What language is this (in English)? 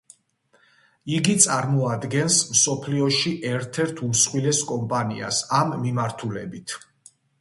Georgian